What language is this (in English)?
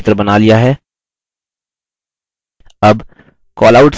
Hindi